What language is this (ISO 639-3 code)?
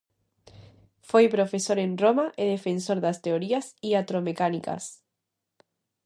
glg